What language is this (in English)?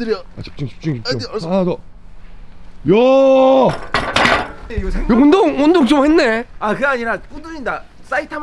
Korean